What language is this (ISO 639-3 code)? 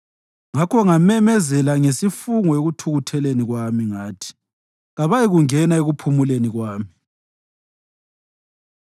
nde